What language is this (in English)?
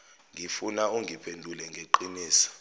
Zulu